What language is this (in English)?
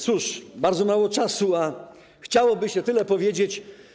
Polish